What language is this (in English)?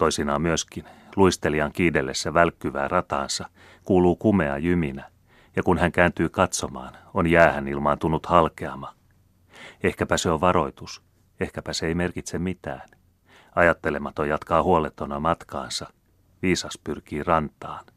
Finnish